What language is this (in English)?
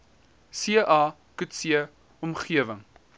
Afrikaans